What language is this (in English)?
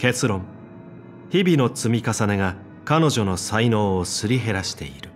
Japanese